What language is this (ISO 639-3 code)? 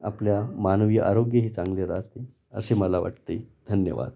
mar